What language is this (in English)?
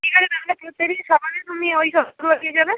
Bangla